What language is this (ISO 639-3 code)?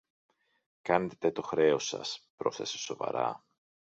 ell